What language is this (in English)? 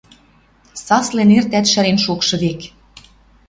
Western Mari